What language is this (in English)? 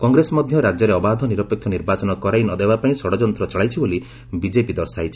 Odia